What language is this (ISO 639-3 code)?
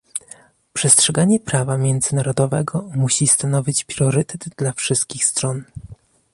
pol